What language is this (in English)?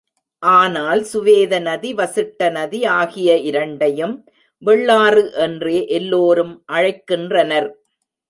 Tamil